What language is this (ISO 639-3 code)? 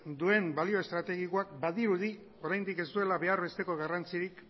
eus